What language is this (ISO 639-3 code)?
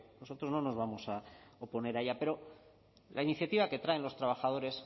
spa